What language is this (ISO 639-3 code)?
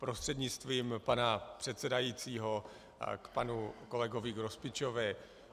ces